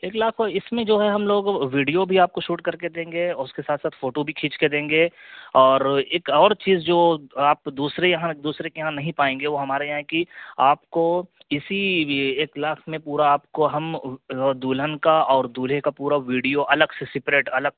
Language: Urdu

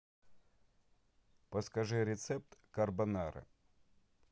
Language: Russian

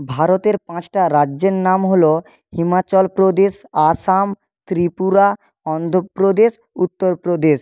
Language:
Bangla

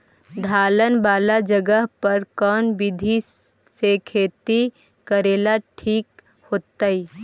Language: Magahi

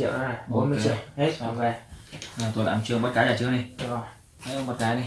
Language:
Vietnamese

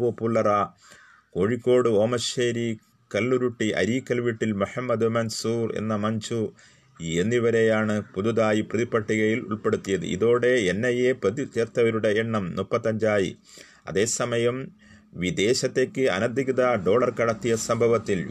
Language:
Malayalam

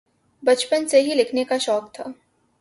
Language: Urdu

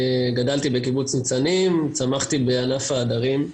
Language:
Hebrew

